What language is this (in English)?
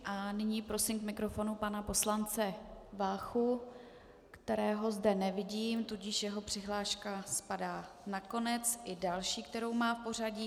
Czech